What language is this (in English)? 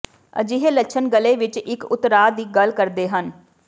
Punjabi